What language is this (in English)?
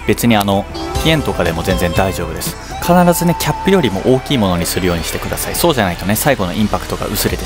Japanese